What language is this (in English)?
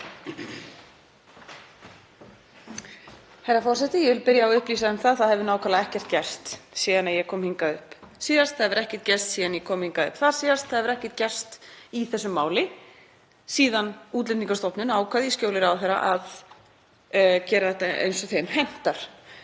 Icelandic